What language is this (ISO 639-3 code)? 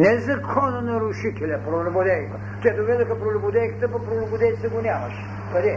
bul